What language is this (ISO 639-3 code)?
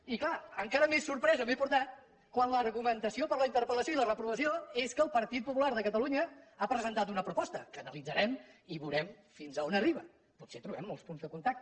cat